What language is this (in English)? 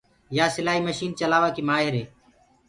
Gurgula